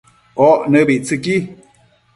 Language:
Matsés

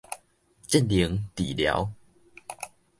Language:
Min Nan Chinese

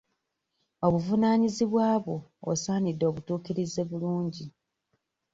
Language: Ganda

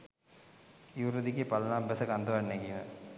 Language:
Sinhala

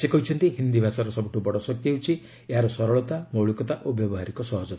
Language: Odia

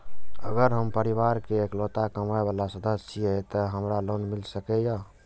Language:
Maithili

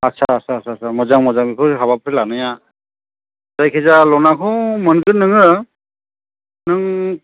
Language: Bodo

